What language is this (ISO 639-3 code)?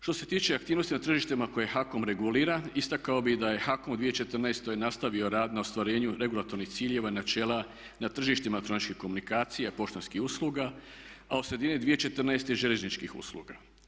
hrv